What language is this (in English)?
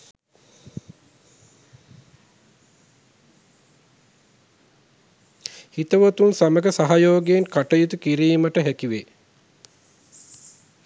Sinhala